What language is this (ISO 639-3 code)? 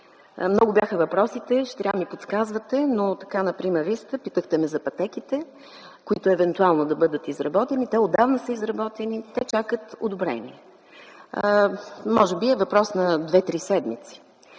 bul